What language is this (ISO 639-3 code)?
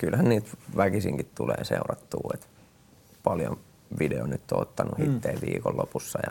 fin